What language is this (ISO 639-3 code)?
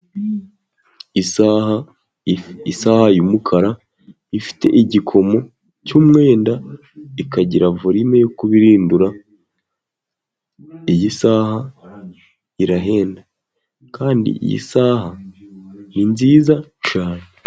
kin